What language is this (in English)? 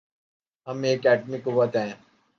Urdu